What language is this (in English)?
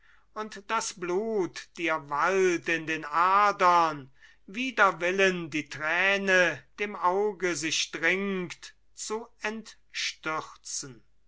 German